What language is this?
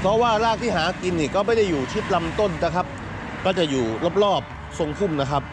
Thai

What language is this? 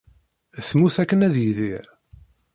Kabyle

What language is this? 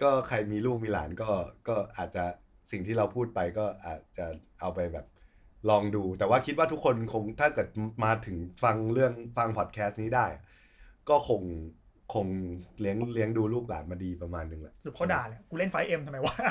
Thai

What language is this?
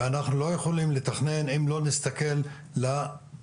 Hebrew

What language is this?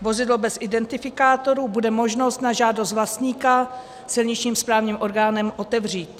Czech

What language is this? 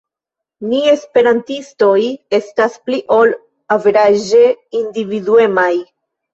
Esperanto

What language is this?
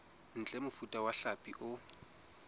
Southern Sotho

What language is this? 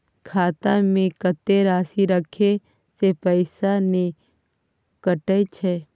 Maithili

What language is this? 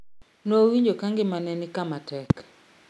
Luo (Kenya and Tanzania)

